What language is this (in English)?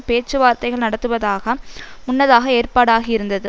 Tamil